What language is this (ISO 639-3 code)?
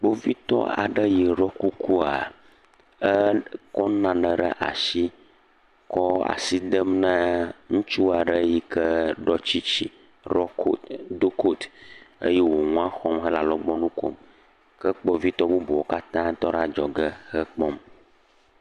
ewe